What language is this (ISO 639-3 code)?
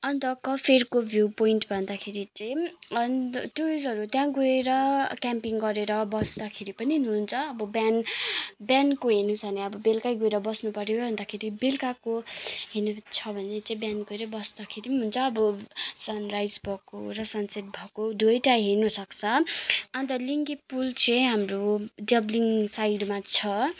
nep